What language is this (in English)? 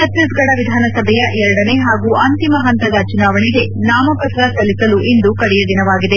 Kannada